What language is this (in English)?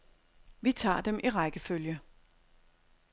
Danish